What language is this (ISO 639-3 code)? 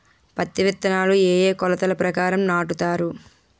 tel